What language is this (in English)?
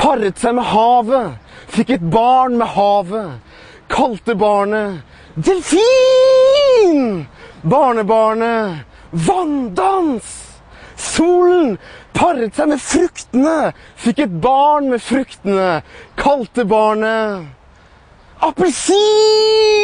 Norwegian